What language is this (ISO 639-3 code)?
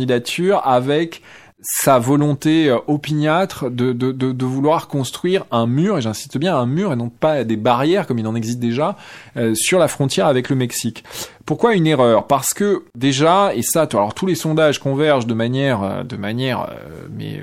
fra